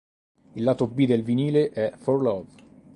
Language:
Italian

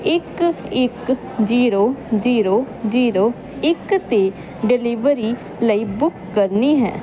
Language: Punjabi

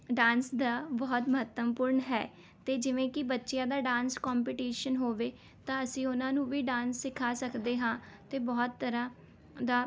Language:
Punjabi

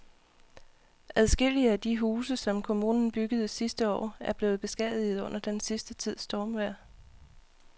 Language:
Danish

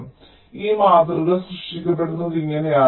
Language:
Malayalam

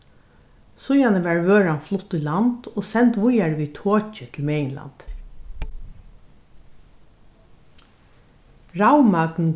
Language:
Faroese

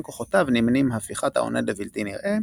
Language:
Hebrew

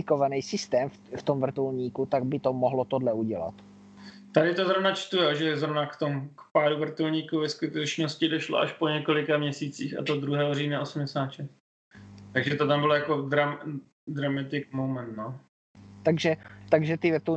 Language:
Czech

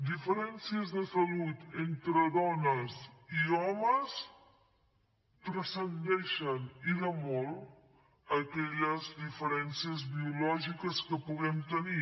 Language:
Catalan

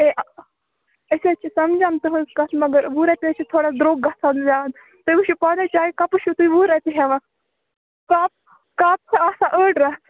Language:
Kashmiri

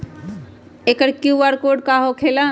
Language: Magahi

